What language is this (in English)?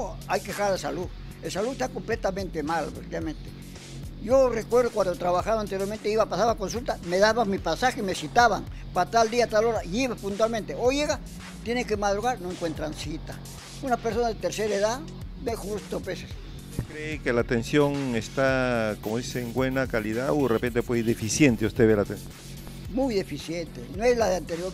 Spanish